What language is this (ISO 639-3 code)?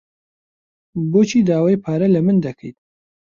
ckb